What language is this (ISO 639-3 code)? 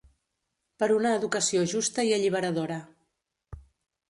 cat